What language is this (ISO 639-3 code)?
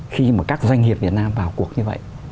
vie